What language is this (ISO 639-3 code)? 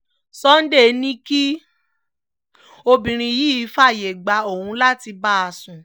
yor